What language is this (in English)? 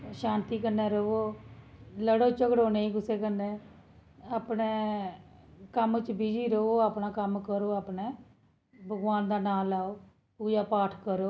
Dogri